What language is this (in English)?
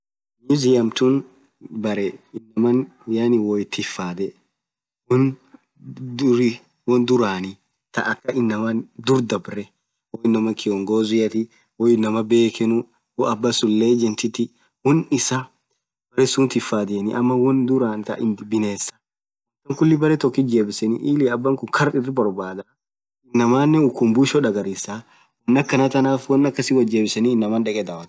Orma